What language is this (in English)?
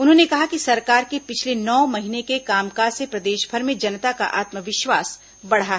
Hindi